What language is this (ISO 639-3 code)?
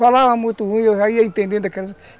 por